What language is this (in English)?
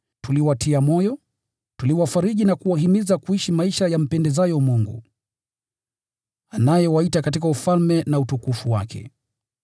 Swahili